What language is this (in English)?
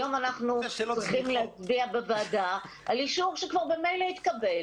Hebrew